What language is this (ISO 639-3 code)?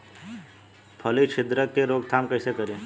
bho